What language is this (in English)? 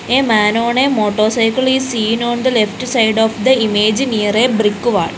English